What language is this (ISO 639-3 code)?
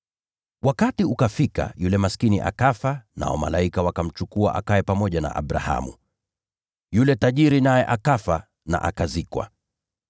swa